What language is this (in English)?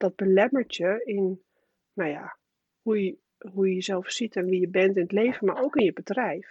Dutch